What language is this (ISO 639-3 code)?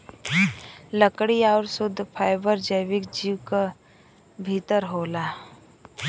bho